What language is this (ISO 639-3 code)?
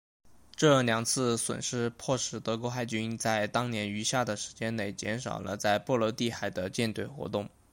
zho